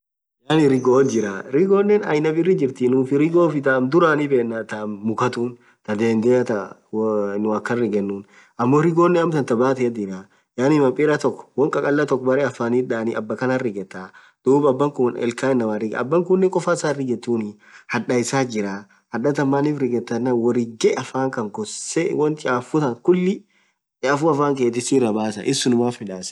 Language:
Orma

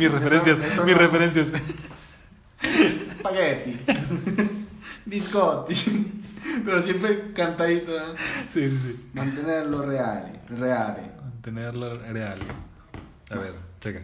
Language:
Spanish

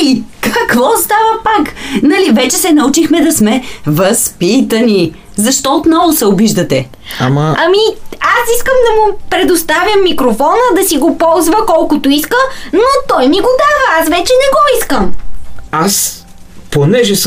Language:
Bulgarian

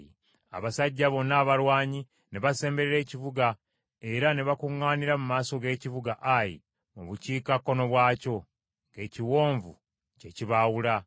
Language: Ganda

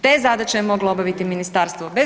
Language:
Croatian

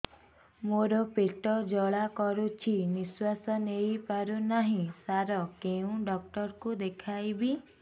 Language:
Odia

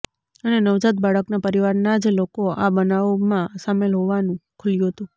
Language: Gujarati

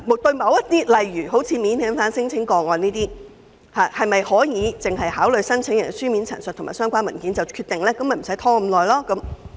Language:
Cantonese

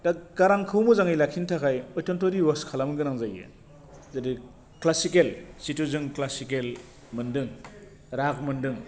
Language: Bodo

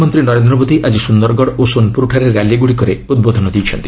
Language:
Odia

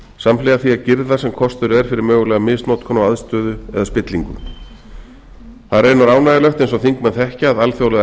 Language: Icelandic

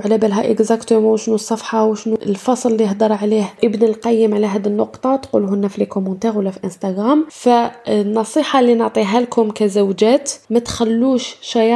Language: Arabic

